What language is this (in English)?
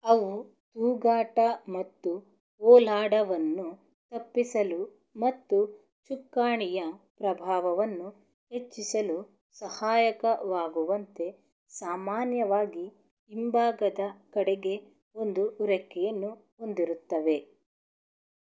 Kannada